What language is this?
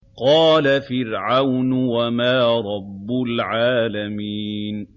Arabic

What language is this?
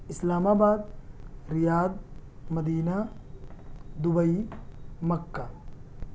Urdu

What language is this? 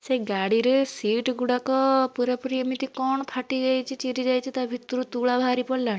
Odia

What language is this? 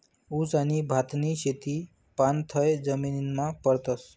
Marathi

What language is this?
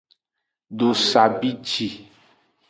Aja (Benin)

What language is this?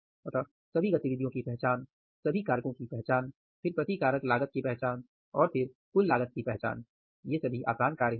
Hindi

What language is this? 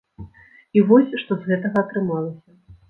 Belarusian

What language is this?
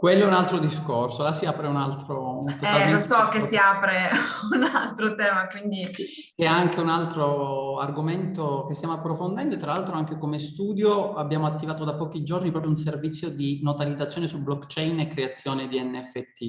Italian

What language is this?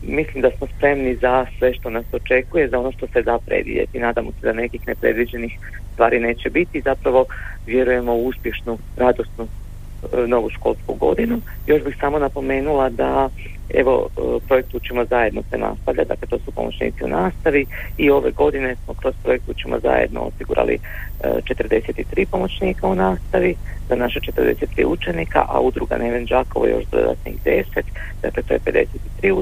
Croatian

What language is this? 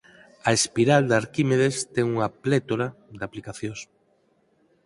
Galician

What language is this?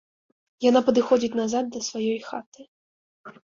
Belarusian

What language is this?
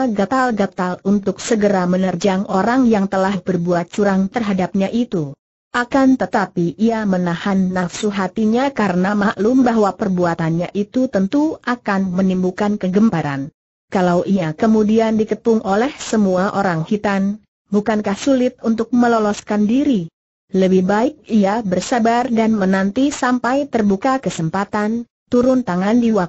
Indonesian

